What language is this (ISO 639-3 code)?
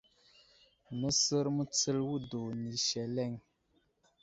udl